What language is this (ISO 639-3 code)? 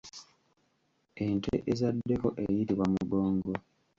lug